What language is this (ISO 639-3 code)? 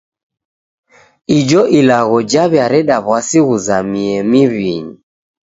dav